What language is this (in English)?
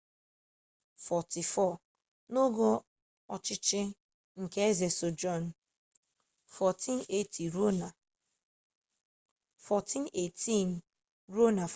Igbo